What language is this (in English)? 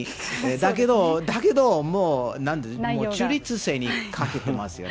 Japanese